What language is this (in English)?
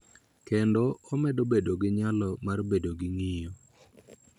Luo (Kenya and Tanzania)